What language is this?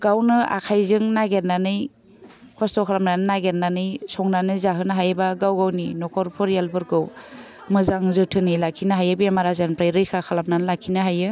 Bodo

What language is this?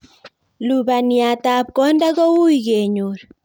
Kalenjin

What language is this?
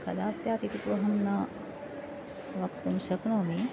Sanskrit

